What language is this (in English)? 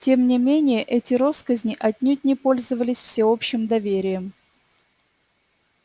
Russian